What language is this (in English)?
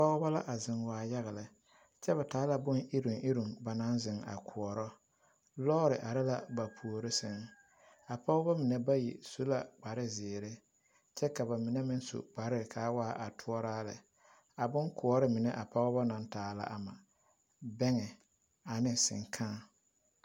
Southern Dagaare